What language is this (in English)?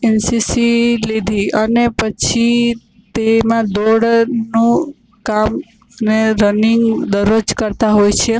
Gujarati